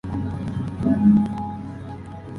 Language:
Spanish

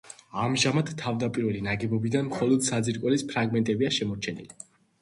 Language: Georgian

